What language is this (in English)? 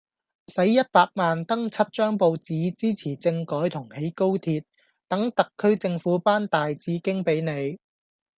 Cantonese